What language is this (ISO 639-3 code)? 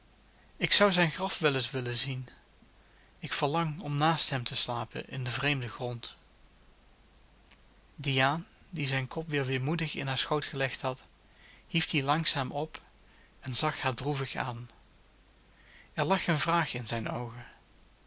nld